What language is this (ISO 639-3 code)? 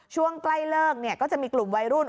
tha